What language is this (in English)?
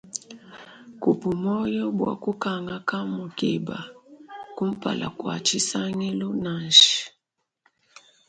Luba-Lulua